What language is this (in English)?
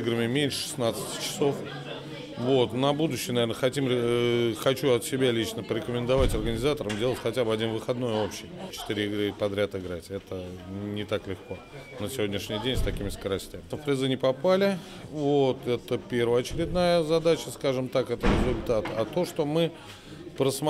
Russian